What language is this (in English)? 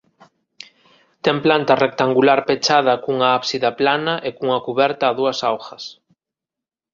Galician